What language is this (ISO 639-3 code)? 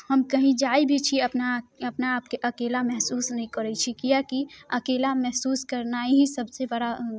mai